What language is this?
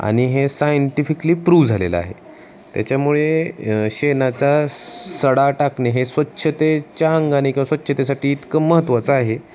Marathi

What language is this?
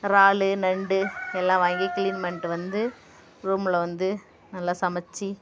Tamil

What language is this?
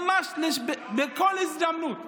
Hebrew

